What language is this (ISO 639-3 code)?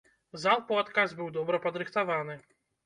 bel